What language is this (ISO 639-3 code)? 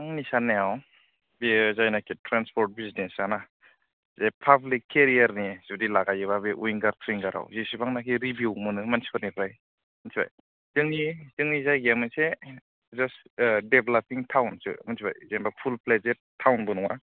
brx